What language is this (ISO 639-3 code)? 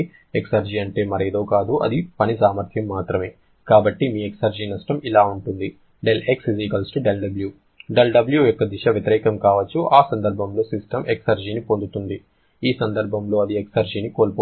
tel